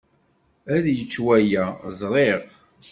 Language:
Kabyle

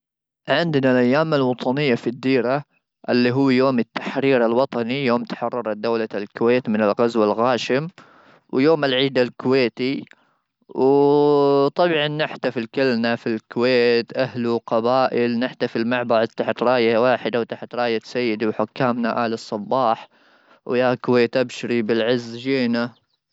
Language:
Gulf Arabic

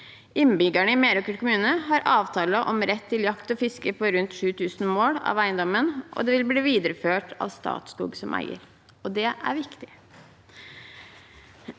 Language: Norwegian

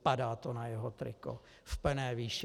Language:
Czech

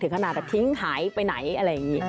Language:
Thai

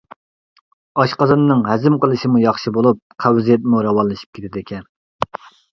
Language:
Uyghur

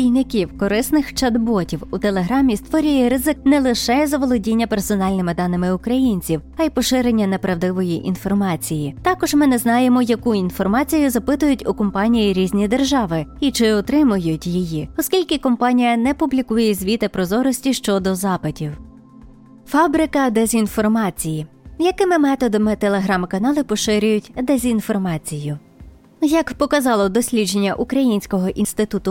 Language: Ukrainian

